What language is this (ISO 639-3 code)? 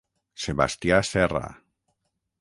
cat